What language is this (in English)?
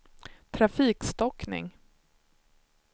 Swedish